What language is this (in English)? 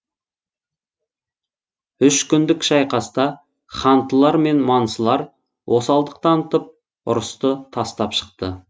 Kazakh